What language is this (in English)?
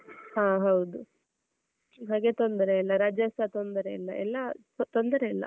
Kannada